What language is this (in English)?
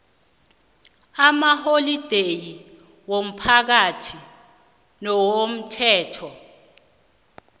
South Ndebele